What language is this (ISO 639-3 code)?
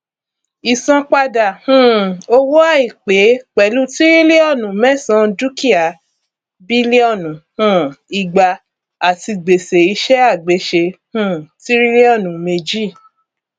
yor